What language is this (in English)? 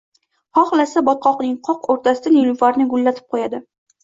Uzbek